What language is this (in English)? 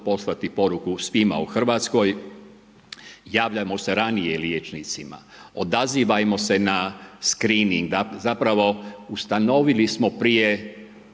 Croatian